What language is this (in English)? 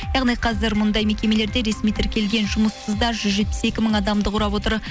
Kazakh